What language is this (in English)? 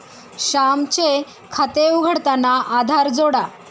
Marathi